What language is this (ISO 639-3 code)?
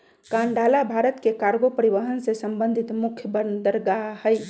mag